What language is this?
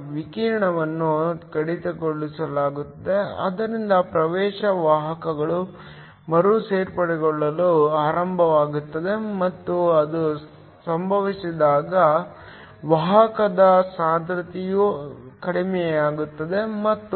Kannada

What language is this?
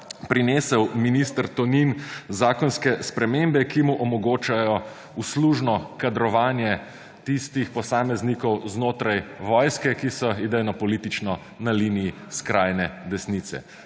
Slovenian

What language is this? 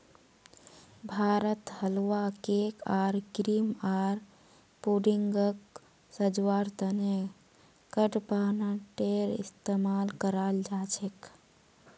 Magahi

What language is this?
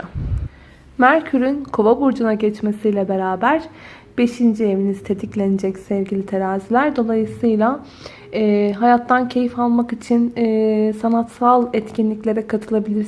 Turkish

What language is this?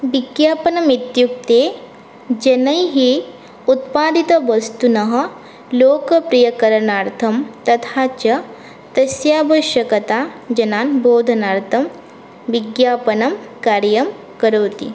Sanskrit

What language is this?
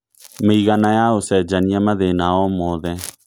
Kikuyu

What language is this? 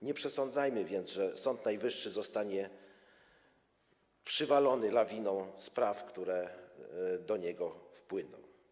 Polish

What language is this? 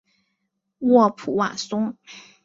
Chinese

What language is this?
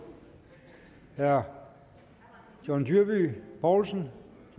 Danish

